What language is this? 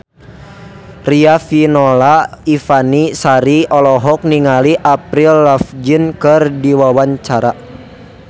Sundanese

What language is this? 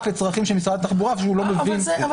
Hebrew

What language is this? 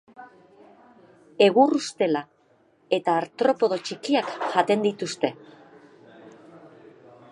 Basque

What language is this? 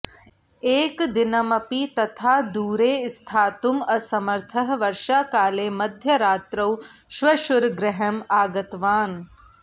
Sanskrit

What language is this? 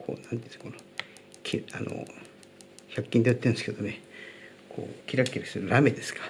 Japanese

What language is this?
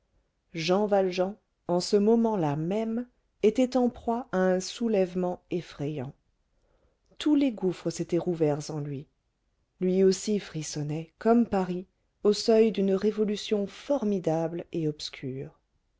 French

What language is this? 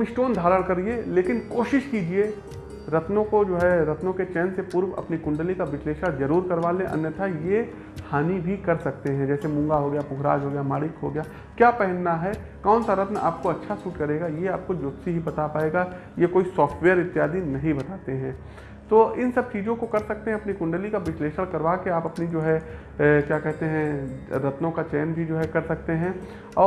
Hindi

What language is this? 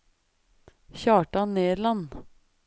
Norwegian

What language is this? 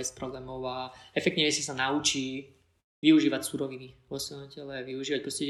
Slovak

